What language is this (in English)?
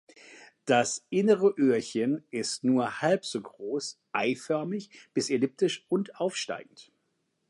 German